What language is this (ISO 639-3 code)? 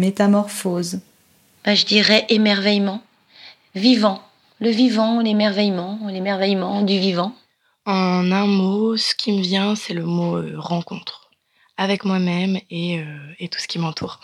fra